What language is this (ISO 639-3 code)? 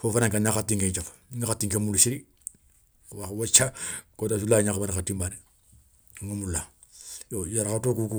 snk